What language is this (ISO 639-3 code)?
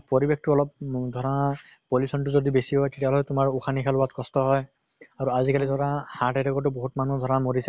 asm